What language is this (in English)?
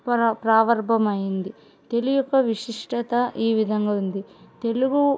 Telugu